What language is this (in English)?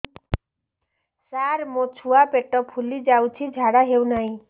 Odia